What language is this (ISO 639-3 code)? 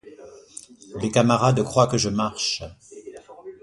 fra